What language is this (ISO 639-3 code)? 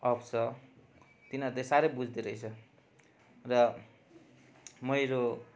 nep